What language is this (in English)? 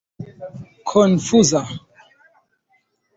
Esperanto